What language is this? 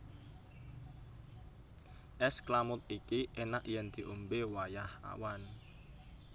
Javanese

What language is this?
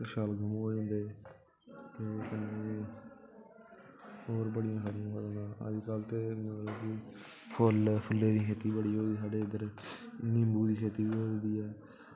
Dogri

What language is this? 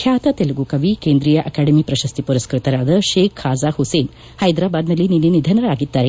Kannada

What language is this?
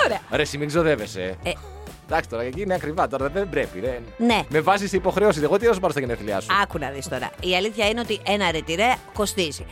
Greek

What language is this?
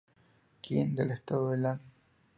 Spanish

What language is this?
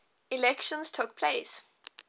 English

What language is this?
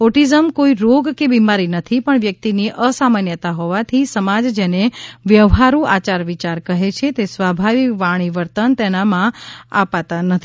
Gujarati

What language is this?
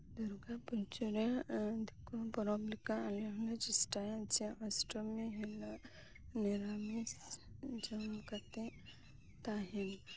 Santali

